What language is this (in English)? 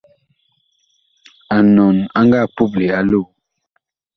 Bakoko